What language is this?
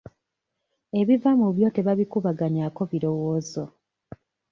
Ganda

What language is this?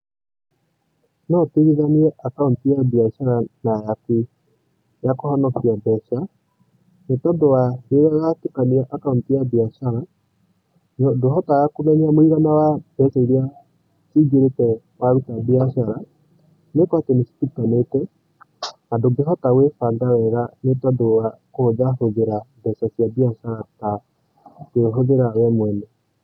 Kikuyu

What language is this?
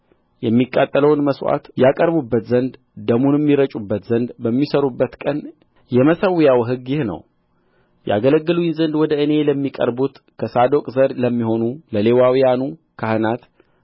Amharic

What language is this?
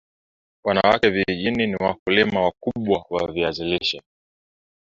Swahili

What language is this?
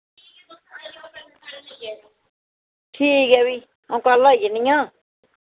Dogri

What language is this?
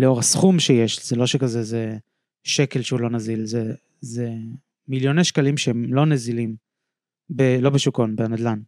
Hebrew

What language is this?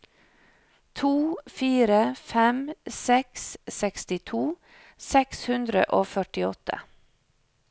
Norwegian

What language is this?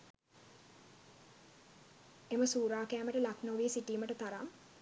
Sinhala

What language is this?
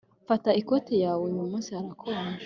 Kinyarwanda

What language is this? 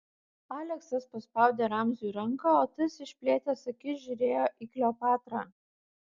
Lithuanian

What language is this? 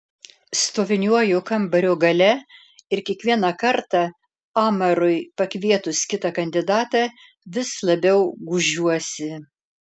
Lithuanian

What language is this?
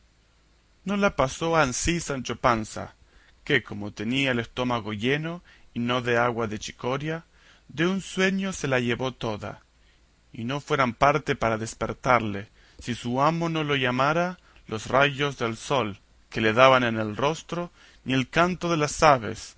Spanish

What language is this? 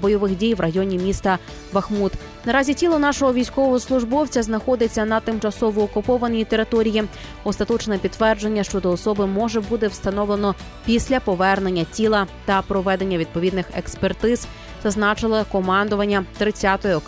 Ukrainian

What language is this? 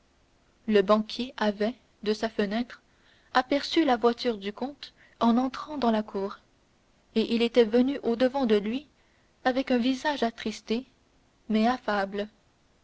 French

